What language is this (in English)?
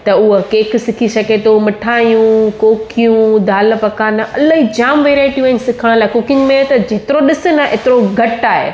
Sindhi